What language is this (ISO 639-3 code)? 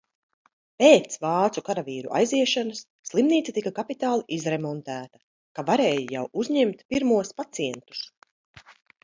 lav